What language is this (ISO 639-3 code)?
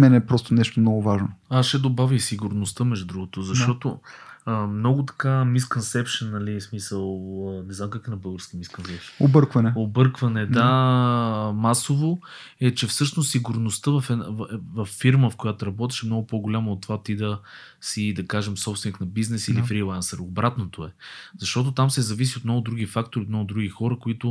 bul